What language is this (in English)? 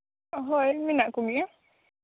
Santali